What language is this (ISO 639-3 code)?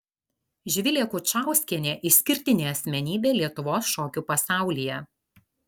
lit